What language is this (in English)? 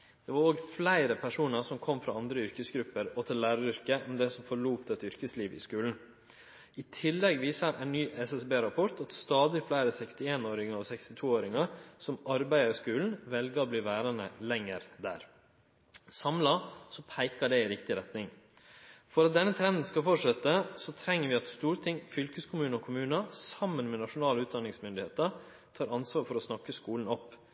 Norwegian Nynorsk